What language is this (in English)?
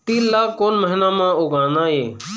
Chhattisgarhi